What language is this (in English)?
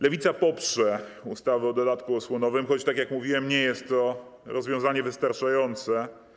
Polish